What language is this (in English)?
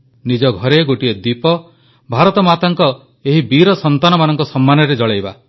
Odia